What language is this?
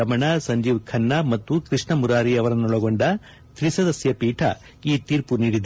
Kannada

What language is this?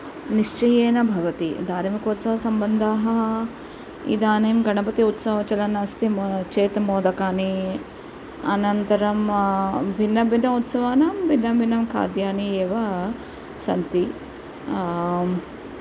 Sanskrit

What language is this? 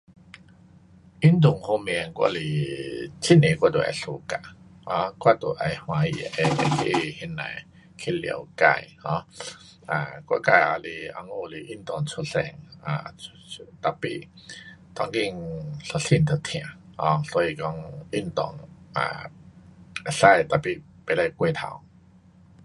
Pu-Xian Chinese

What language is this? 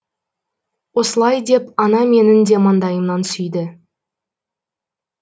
Kazakh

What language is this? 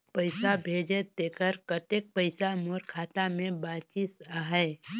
Chhattisgarhi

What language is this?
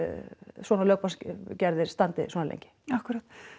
Icelandic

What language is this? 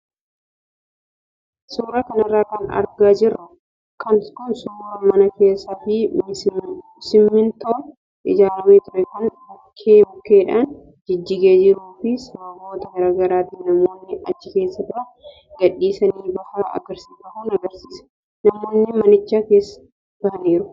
Oromo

